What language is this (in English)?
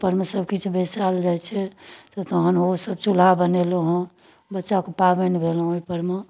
Maithili